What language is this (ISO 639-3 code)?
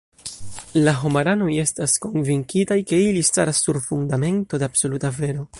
epo